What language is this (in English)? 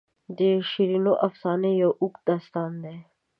Pashto